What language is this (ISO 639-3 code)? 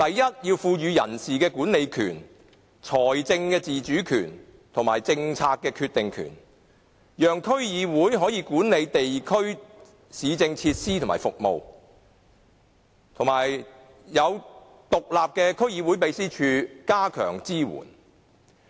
yue